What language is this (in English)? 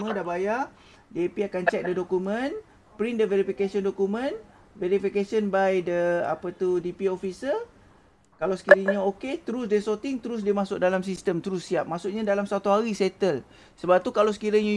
Malay